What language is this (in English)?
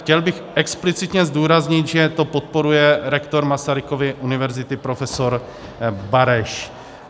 Czech